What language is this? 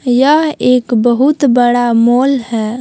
Hindi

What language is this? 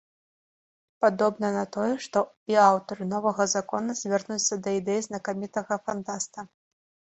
Belarusian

